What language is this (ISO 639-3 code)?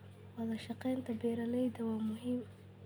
som